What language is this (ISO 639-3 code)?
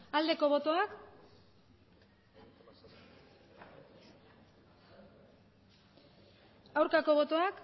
eus